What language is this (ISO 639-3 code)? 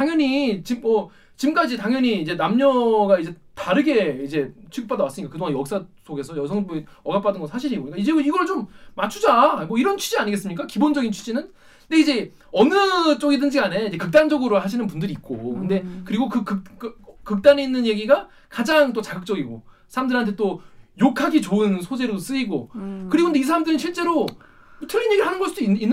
kor